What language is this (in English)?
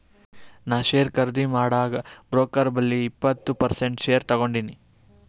Kannada